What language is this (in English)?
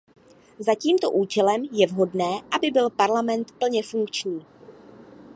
Czech